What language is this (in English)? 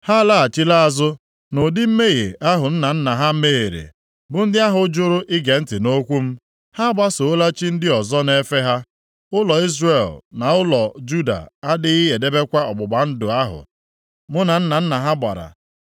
Igbo